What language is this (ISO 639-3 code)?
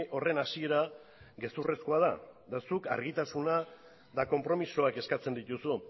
eus